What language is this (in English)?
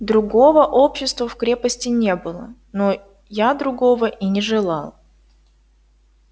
Russian